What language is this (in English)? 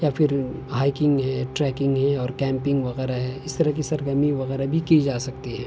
Urdu